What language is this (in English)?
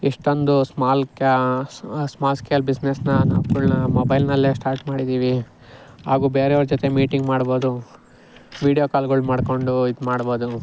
Kannada